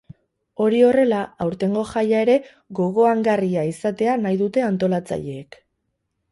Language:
Basque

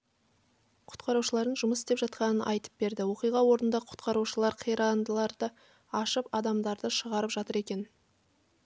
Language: Kazakh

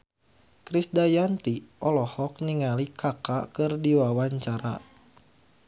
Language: Sundanese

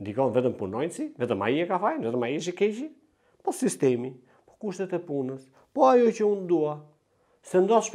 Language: Romanian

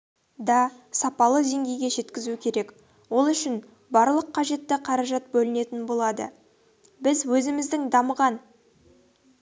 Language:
Kazakh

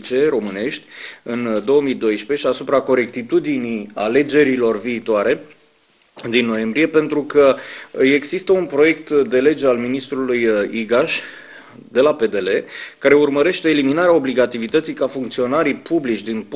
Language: Romanian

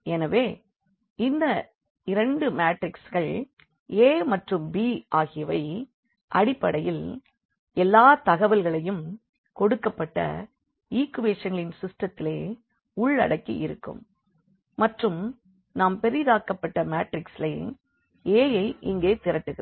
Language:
Tamil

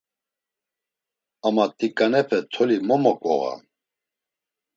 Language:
Laz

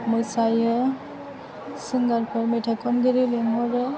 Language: Bodo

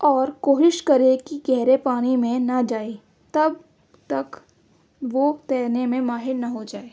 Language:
Urdu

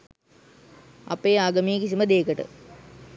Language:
Sinhala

